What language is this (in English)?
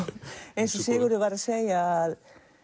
Icelandic